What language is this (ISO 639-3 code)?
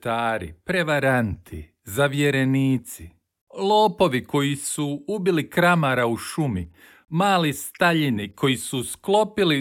hrv